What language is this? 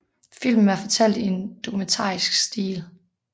Danish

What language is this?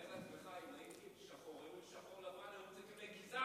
Hebrew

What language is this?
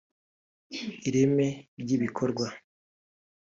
Kinyarwanda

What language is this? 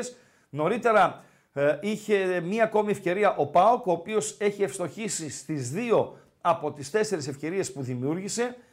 Greek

